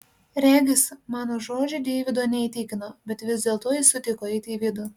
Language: Lithuanian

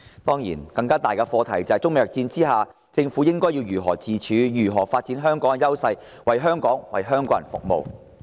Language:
Cantonese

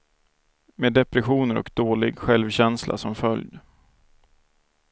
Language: Swedish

